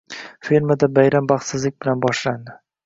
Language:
Uzbek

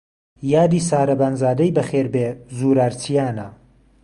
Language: Central Kurdish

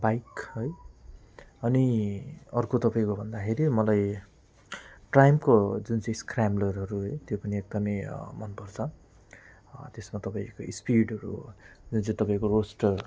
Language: Nepali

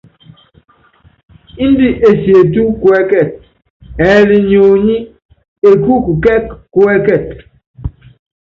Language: Yangben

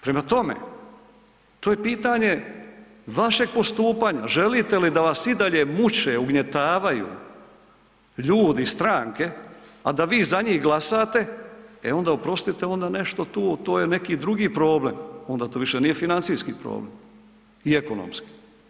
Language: Croatian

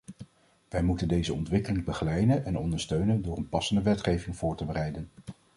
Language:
Dutch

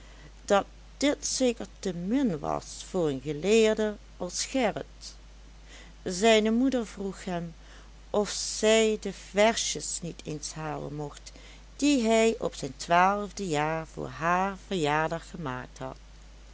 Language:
Dutch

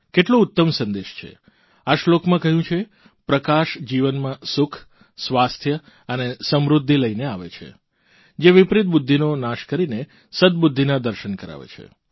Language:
Gujarati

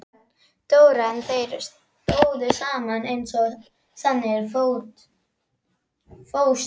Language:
Icelandic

